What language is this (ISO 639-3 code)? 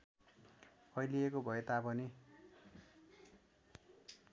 nep